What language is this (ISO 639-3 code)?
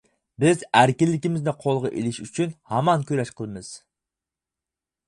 uig